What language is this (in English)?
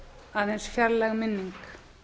Icelandic